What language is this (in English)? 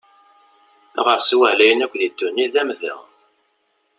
Kabyle